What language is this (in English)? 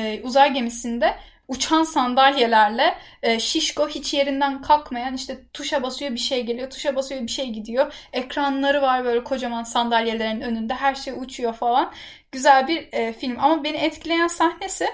Turkish